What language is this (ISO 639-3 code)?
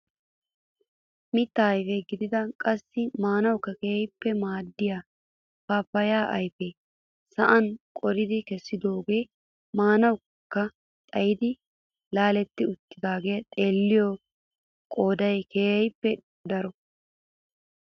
wal